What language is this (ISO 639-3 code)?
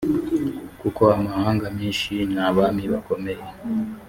kin